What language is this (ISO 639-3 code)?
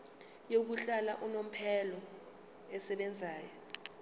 zul